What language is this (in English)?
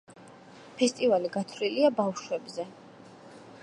Georgian